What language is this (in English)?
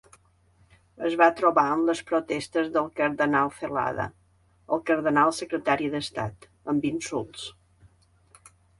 Catalan